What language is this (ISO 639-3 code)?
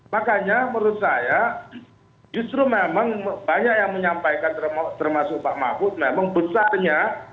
ind